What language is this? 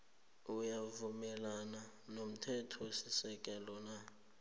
South Ndebele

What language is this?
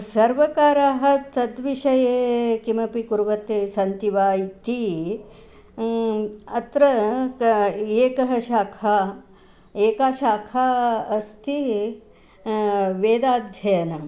Sanskrit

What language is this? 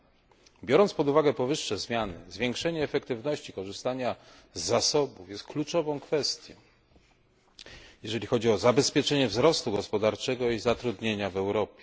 Polish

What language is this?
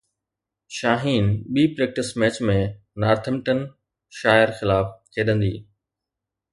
Sindhi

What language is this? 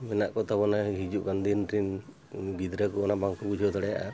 Santali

